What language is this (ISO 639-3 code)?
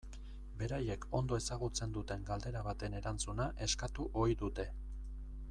eus